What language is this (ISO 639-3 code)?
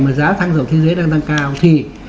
vie